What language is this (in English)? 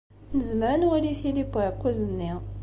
Kabyle